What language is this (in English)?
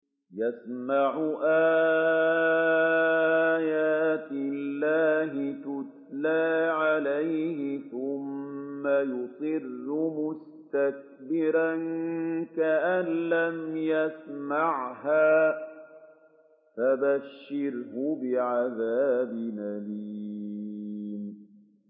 Arabic